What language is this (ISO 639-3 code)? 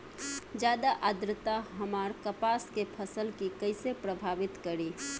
bho